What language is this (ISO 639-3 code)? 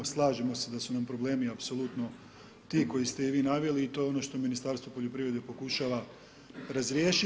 hrv